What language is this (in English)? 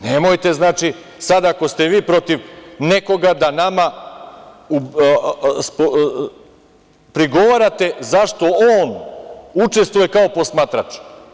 Serbian